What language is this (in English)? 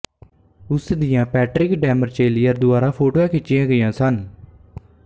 Punjabi